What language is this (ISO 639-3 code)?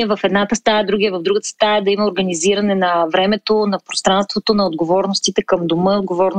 bul